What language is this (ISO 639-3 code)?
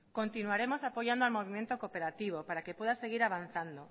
spa